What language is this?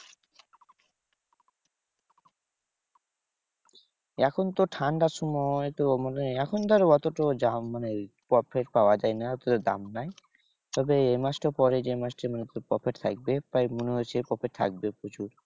Bangla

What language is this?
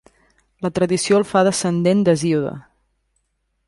Catalan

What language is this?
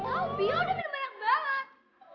Indonesian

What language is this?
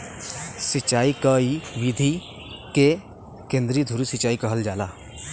Bhojpuri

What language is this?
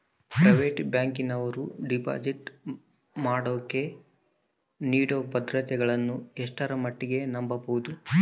Kannada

